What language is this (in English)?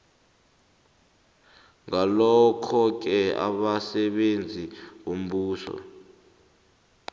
South Ndebele